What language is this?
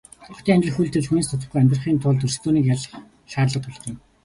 Mongolian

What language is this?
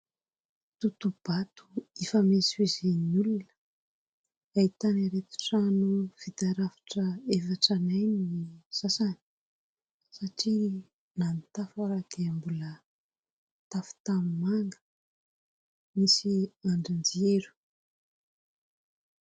Malagasy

